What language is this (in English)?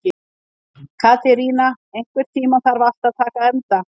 Icelandic